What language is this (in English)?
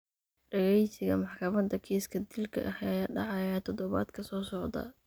Somali